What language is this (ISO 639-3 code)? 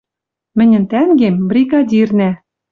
mrj